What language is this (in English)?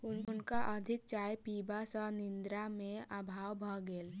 Maithili